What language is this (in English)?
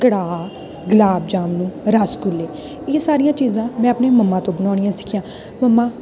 Punjabi